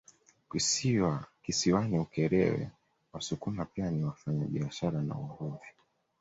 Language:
Swahili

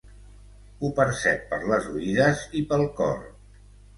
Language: Catalan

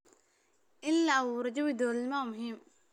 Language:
Somali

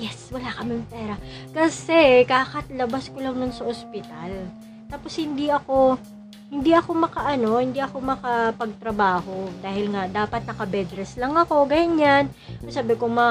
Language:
Filipino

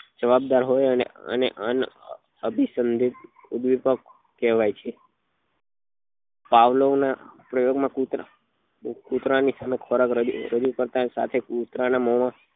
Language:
Gujarati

